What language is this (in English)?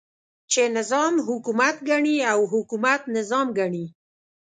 Pashto